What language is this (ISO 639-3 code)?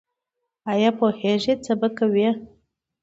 pus